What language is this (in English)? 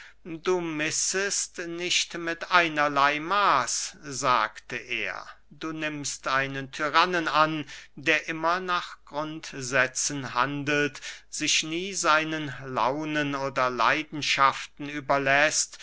German